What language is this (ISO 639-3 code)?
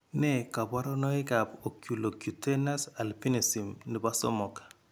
kln